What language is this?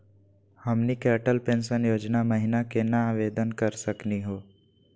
Magahi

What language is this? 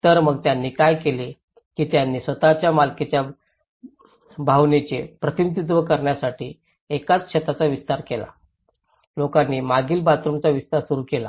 Marathi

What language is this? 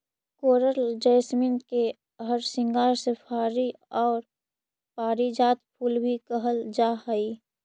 Magahi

